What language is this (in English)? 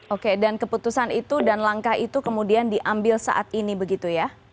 Indonesian